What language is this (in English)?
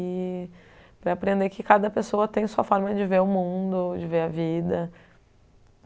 Portuguese